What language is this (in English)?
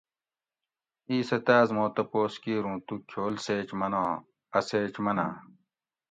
Gawri